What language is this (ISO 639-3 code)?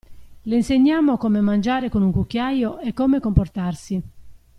ita